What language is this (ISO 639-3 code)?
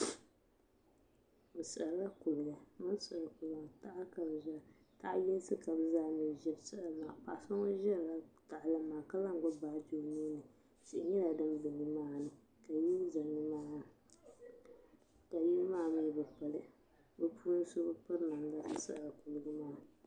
dag